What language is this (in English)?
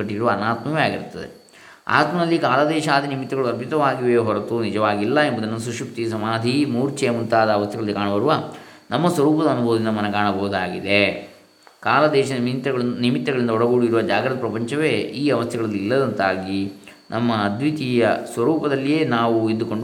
Kannada